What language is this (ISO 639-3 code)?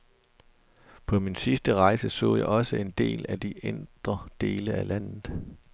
dan